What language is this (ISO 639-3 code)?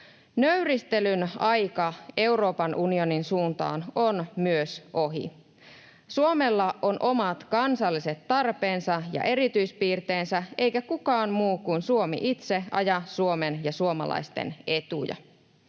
fin